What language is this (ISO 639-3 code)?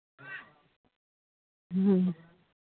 sat